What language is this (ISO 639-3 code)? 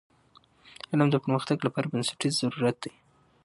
pus